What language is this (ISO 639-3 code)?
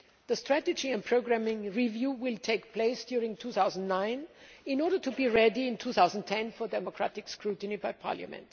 eng